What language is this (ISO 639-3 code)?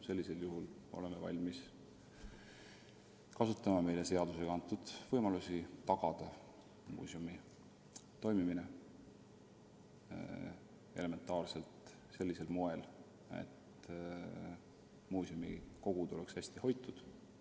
est